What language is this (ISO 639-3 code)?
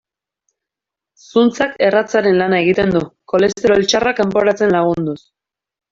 eus